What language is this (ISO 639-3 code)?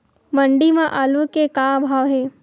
hne